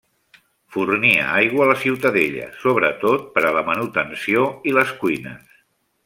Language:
Catalan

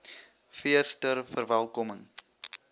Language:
Afrikaans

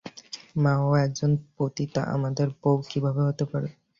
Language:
Bangla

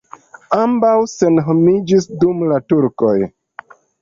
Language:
Esperanto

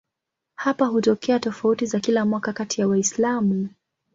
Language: Swahili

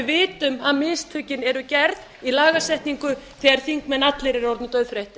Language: Icelandic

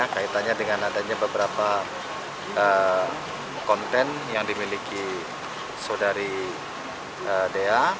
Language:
Indonesian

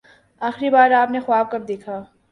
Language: Urdu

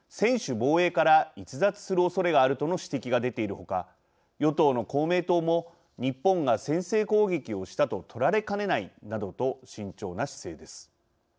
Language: Japanese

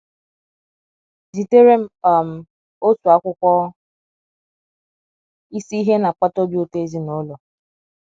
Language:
Igbo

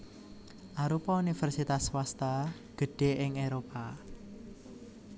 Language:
Javanese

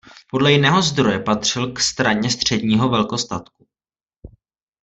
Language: Czech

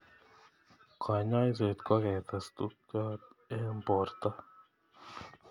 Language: Kalenjin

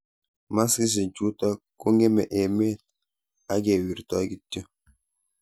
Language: Kalenjin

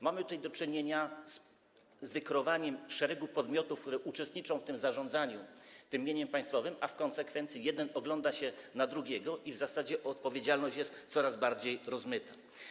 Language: Polish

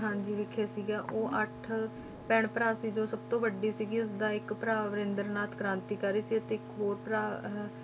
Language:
Punjabi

